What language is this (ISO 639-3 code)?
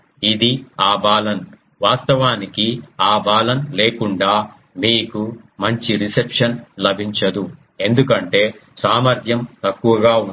tel